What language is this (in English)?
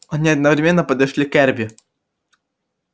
Russian